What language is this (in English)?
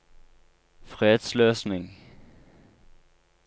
Norwegian